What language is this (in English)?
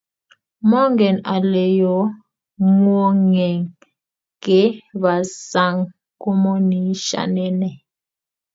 Kalenjin